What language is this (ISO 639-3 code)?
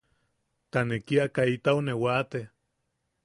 yaq